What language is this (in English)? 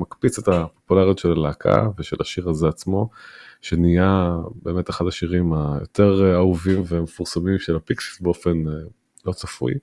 Hebrew